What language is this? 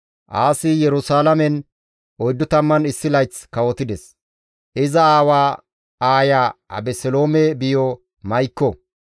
Gamo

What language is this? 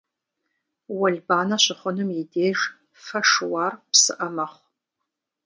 Kabardian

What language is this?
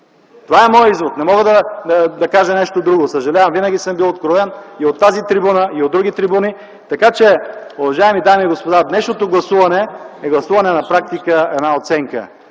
Bulgarian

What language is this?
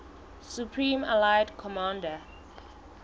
Southern Sotho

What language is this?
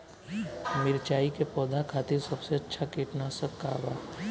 Bhojpuri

